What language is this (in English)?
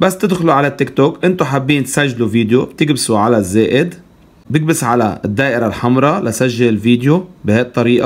Arabic